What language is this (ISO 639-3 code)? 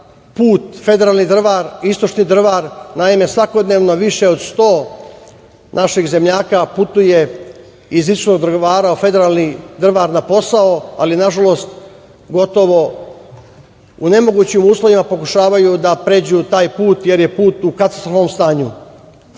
srp